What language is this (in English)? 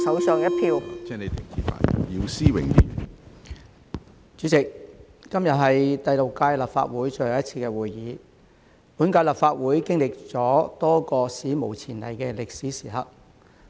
Cantonese